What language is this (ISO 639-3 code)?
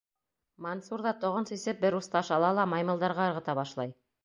bak